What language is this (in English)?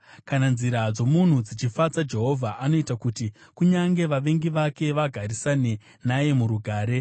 Shona